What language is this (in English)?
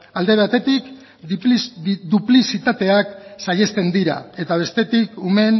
Basque